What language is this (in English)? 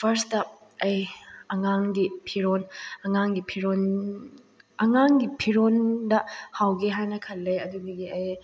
Manipuri